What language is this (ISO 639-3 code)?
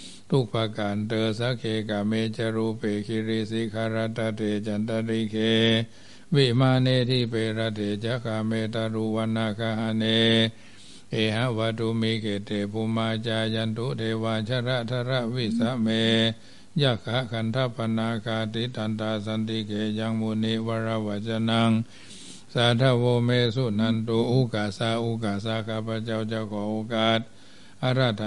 tha